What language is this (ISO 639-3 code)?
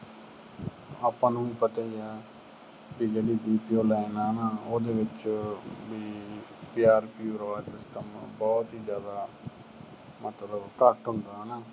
pan